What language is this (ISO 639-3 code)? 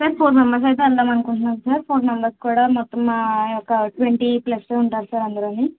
tel